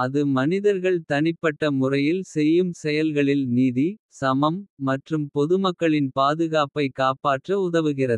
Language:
Kota (India)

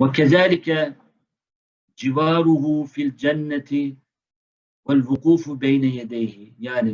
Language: Turkish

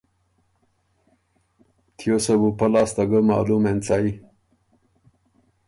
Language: Ormuri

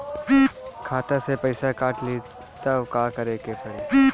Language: Bhojpuri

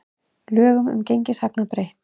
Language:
Icelandic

